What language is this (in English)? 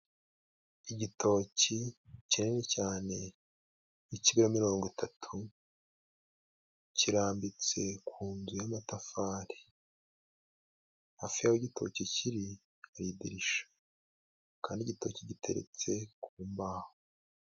Kinyarwanda